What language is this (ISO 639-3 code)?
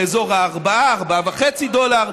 heb